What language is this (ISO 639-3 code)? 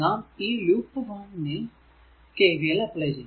mal